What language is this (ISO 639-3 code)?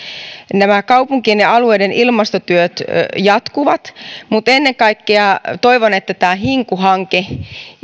fin